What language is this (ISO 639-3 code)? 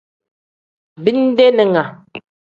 kdh